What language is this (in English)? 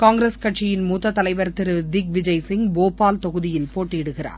Tamil